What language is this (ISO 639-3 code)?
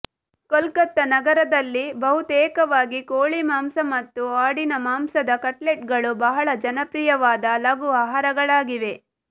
kan